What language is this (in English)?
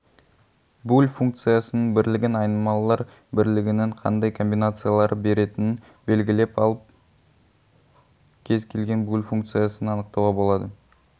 Kazakh